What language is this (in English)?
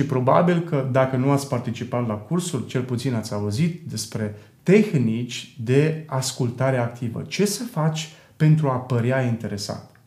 Romanian